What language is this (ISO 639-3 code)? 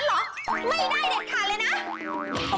tha